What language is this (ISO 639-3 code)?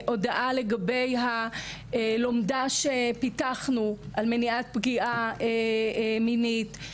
heb